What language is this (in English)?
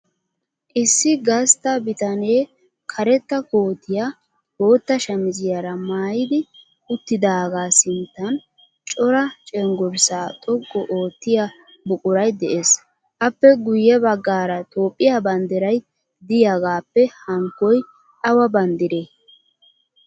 Wolaytta